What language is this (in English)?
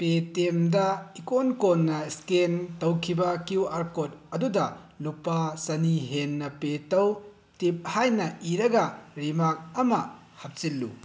Manipuri